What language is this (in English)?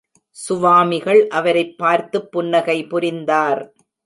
Tamil